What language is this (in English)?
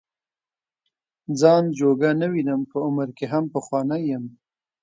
Pashto